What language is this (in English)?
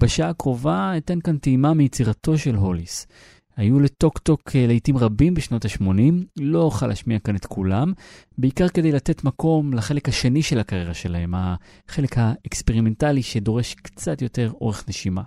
Hebrew